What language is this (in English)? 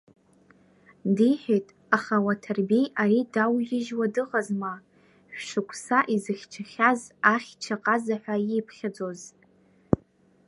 Abkhazian